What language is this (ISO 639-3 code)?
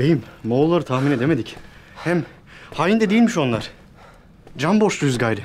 tur